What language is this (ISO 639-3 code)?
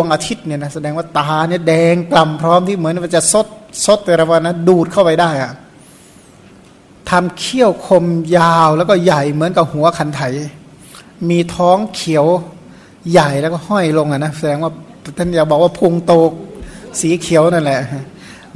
tha